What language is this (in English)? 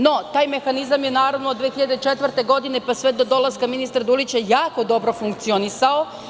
Serbian